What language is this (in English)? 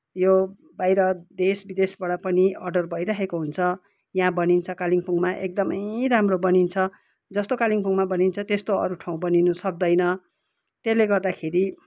Nepali